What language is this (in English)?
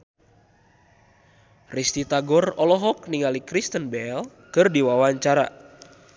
Sundanese